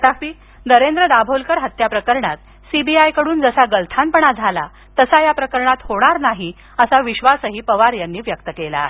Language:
Marathi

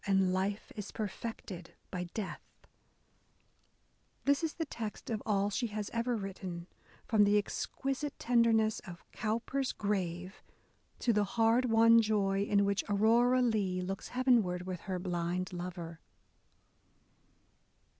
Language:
English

